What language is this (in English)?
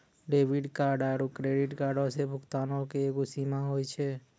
Maithili